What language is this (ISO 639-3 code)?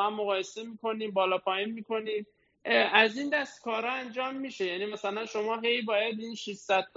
fas